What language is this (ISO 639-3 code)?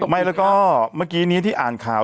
tha